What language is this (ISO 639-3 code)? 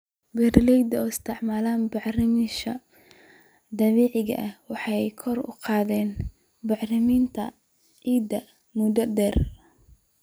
som